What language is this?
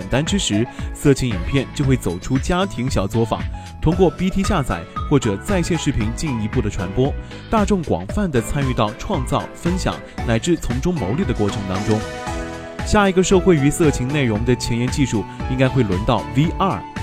Chinese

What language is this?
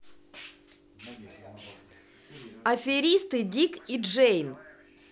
Russian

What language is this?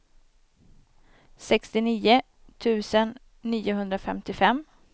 Swedish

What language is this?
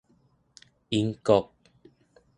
Min Nan Chinese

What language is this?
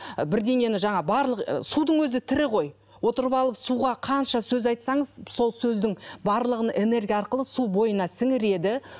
Kazakh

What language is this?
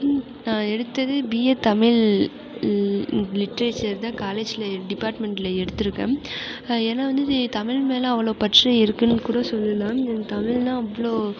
Tamil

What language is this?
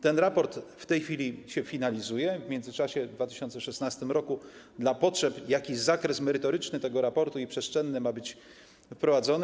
Polish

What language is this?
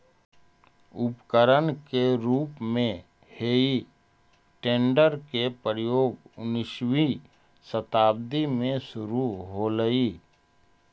Magahi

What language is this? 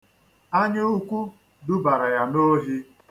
Igbo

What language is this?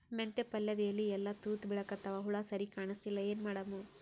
Kannada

